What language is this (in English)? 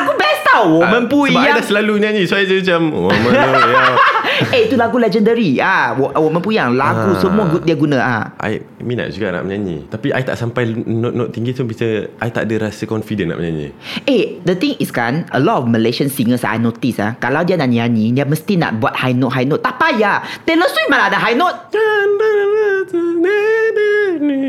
Malay